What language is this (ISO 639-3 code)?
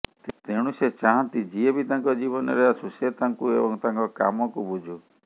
ori